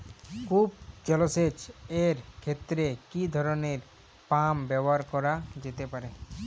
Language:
Bangla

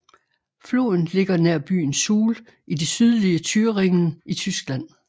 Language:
Danish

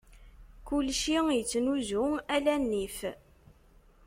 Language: Kabyle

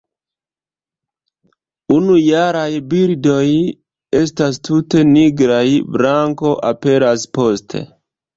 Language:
Esperanto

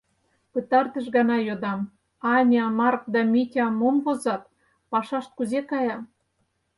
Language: Mari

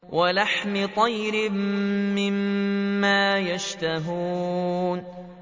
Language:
Arabic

